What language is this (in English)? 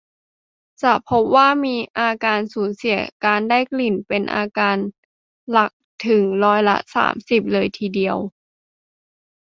Thai